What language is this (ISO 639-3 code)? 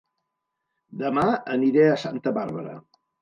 cat